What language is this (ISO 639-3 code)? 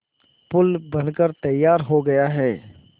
hin